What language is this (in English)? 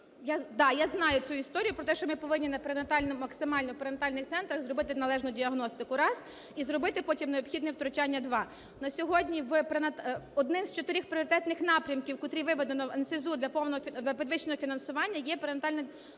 Ukrainian